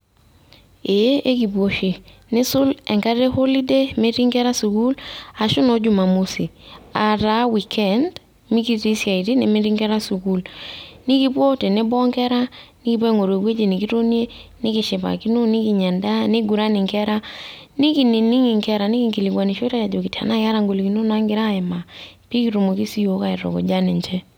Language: Masai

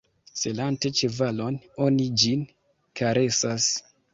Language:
Esperanto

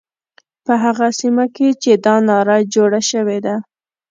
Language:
Pashto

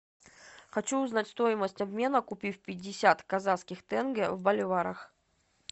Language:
Russian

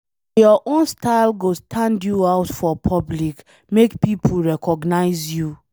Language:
Nigerian Pidgin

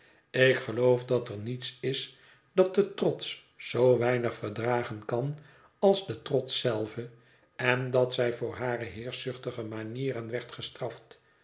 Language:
Dutch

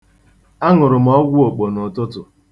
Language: Igbo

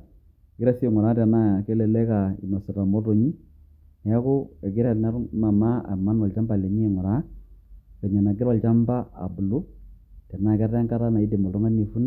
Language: Masai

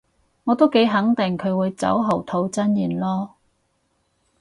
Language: Cantonese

